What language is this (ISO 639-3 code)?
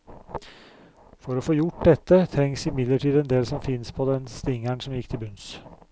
nor